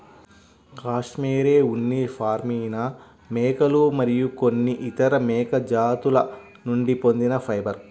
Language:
Telugu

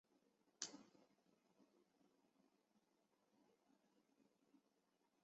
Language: Chinese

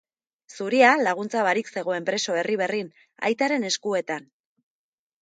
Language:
Basque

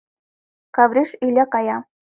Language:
Mari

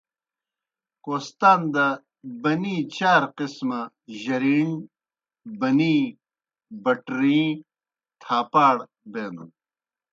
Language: Kohistani Shina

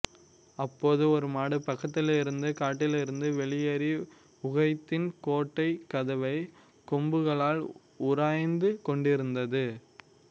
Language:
Tamil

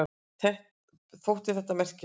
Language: Icelandic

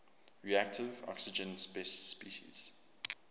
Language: English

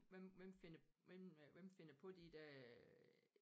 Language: Danish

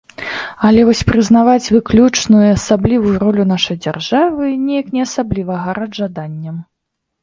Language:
Belarusian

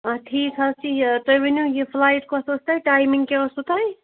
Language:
Kashmiri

